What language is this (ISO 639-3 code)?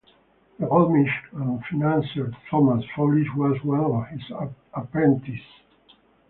eng